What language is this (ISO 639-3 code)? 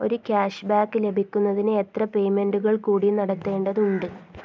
mal